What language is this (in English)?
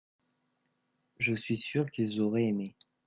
French